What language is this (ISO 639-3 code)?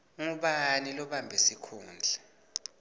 ssw